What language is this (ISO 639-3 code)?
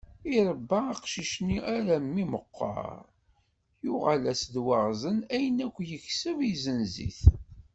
kab